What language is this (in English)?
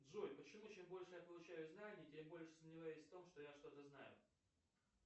Russian